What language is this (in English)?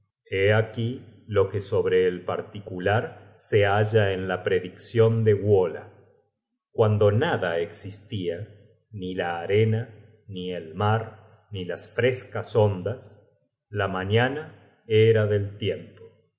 Spanish